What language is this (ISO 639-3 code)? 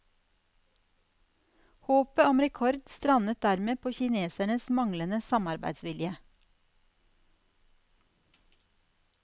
nor